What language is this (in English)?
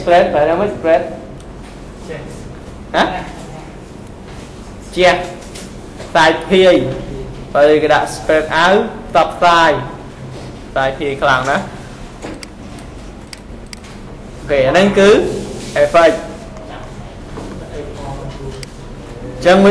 Vietnamese